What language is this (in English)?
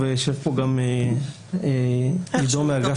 Hebrew